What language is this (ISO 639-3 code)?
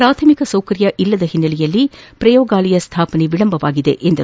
kan